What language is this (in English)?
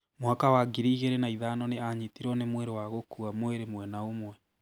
Kikuyu